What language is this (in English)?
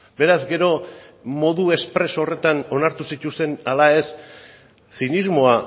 Basque